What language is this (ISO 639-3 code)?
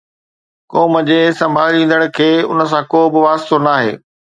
snd